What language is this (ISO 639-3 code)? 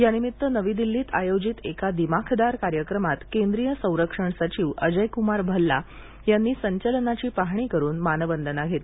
mar